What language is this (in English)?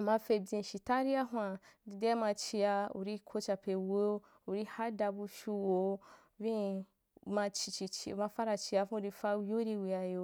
Wapan